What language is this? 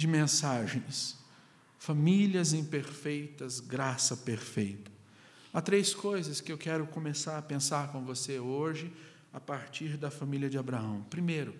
Portuguese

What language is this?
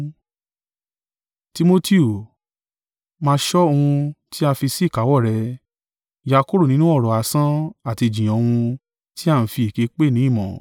Yoruba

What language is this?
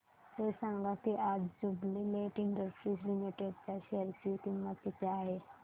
Marathi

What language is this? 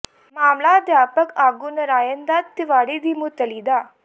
Punjabi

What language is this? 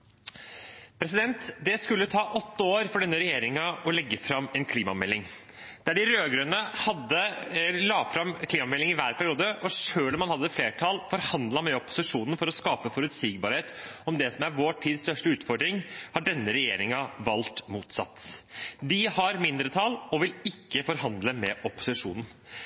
Norwegian Bokmål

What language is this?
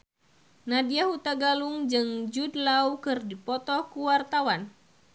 Sundanese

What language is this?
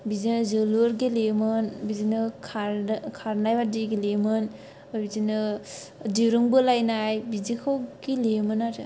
Bodo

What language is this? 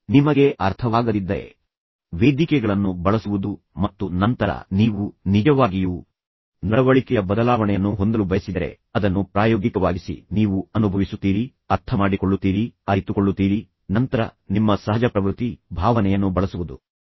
Kannada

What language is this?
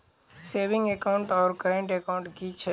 Maithili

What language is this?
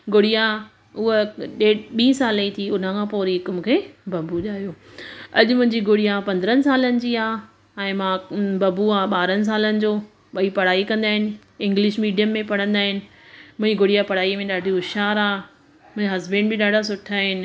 Sindhi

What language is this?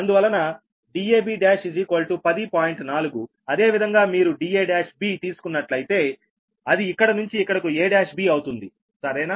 Telugu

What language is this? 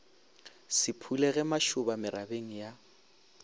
Northern Sotho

